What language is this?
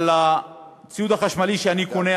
Hebrew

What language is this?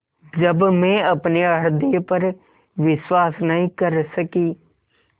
Hindi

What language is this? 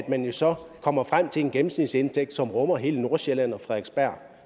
Danish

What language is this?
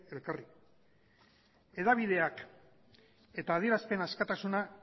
Basque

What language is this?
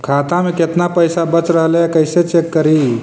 Magahi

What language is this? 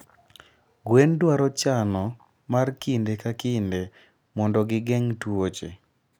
Luo (Kenya and Tanzania)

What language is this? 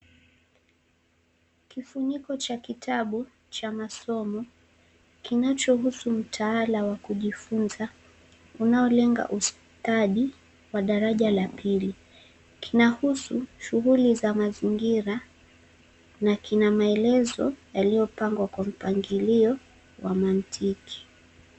Swahili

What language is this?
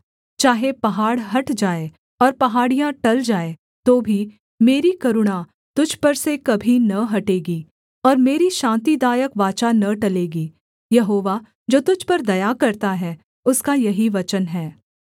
Hindi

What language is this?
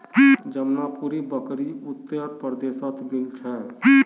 Magahi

